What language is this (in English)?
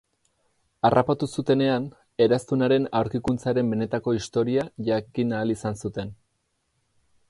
Basque